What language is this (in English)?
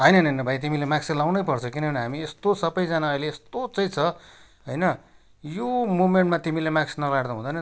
Nepali